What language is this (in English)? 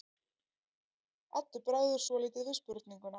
Icelandic